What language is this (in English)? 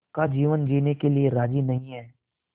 Hindi